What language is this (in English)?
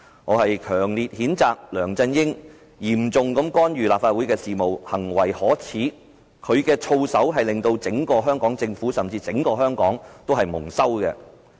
Cantonese